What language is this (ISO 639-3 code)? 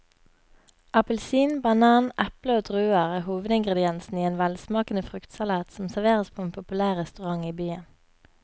nor